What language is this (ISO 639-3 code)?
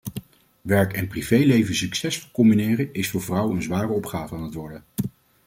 nld